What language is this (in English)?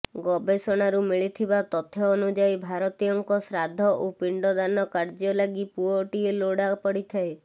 Odia